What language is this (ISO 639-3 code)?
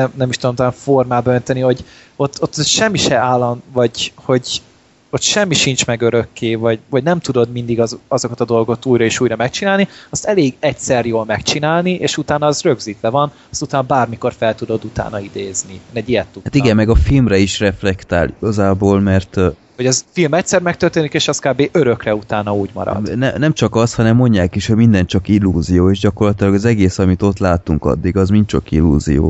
hun